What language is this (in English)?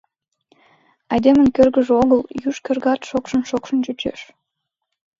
Mari